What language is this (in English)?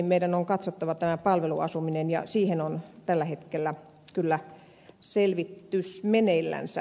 Finnish